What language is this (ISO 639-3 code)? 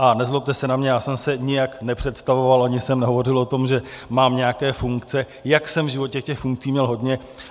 ces